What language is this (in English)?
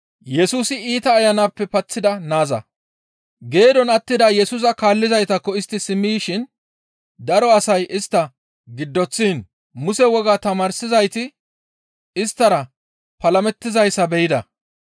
Gamo